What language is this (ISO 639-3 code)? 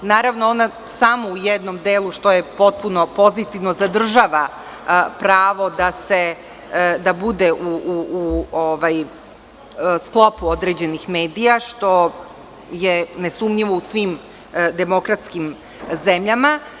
srp